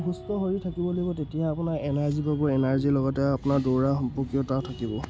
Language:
Assamese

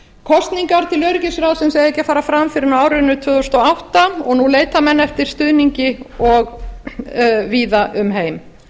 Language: Icelandic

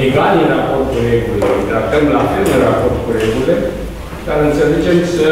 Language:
Romanian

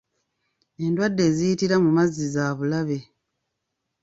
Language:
Ganda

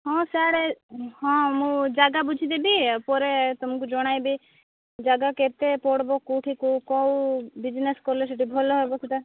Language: Odia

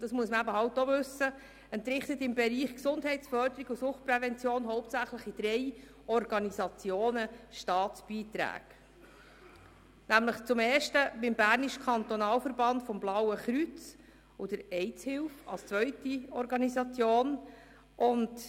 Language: Swiss German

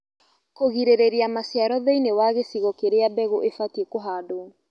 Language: Kikuyu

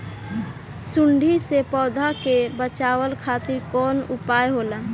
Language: Bhojpuri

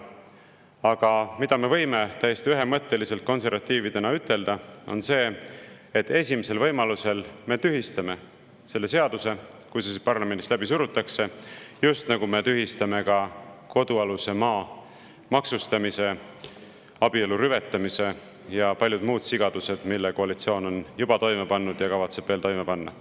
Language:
Estonian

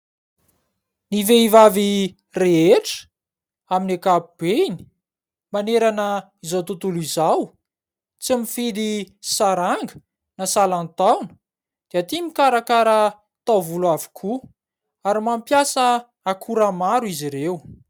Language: Malagasy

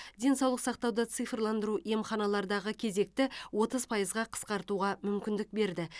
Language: Kazakh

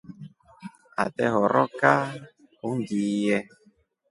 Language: Rombo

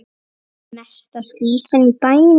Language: Icelandic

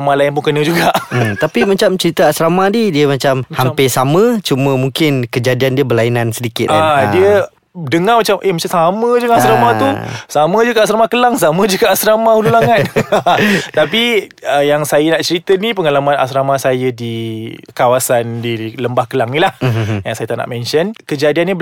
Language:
Malay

